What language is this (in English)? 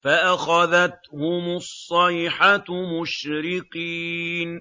Arabic